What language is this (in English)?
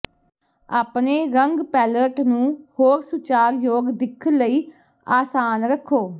Punjabi